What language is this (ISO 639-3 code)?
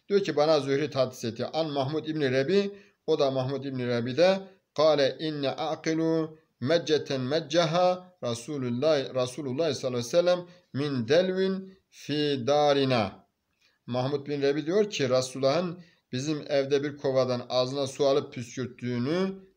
tur